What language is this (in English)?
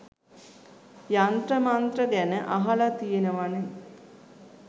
Sinhala